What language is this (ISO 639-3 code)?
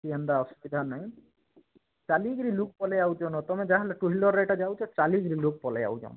ori